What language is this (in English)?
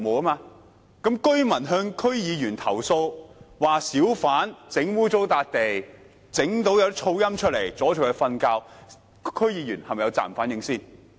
Cantonese